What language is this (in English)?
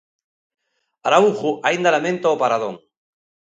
Galician